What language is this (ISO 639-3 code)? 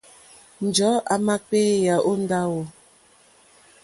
bri